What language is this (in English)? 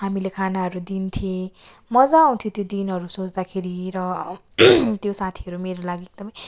Nepali